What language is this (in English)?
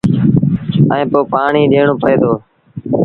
Sindhi Bhil